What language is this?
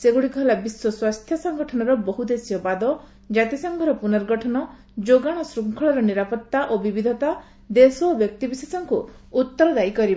Odia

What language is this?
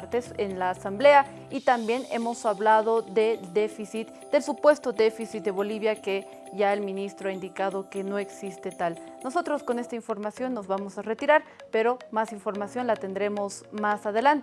Spanish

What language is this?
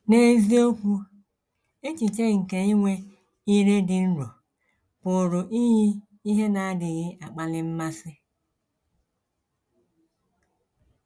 Igbo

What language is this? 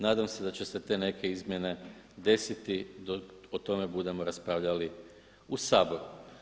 Croatian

